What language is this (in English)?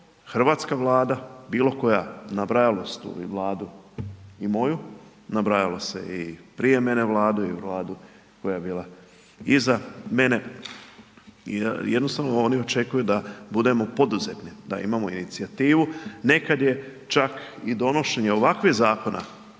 Croatian